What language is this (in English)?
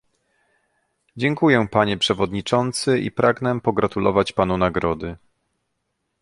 Polish